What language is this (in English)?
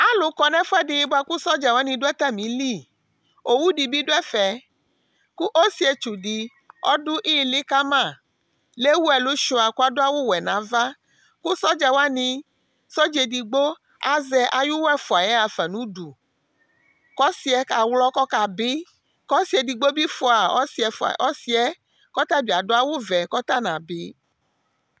Ikposo